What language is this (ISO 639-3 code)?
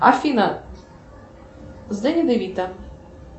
rus